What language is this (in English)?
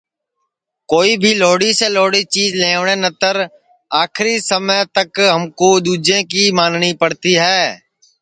Sansi